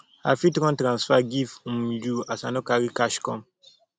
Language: Nigerian Pidgin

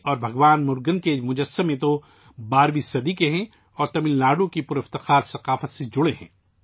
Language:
Urdu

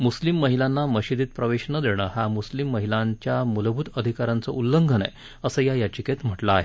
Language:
Marathi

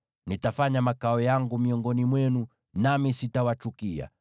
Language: Swahili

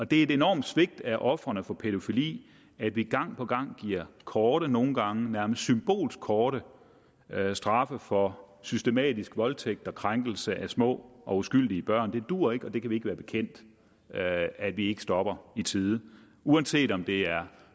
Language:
Danish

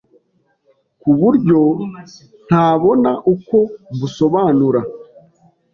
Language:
Kinyarwanda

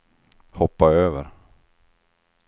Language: Swedish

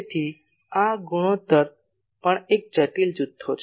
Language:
Gujarati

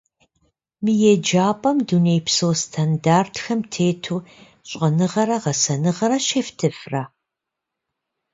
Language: Kabardian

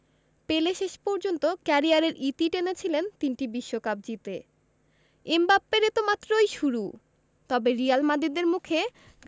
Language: Bangla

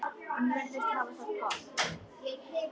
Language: Icelandic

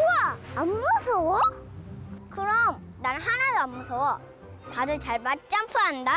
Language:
Korean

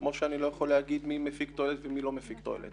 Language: Hebrew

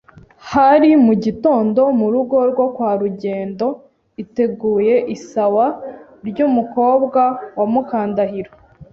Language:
Kinyarwanda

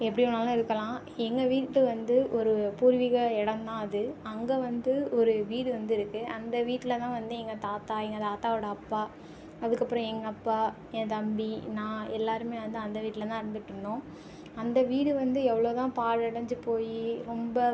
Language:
Tamil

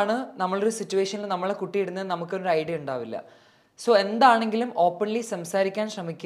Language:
Malayalam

